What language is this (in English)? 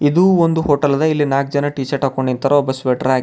Kannada